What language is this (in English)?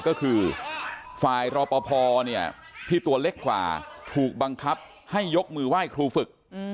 Thai